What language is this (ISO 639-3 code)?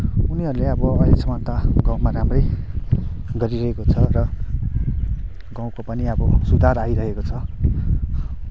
nep